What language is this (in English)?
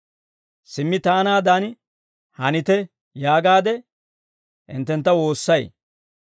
Dawro